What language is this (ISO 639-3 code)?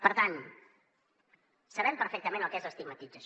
cat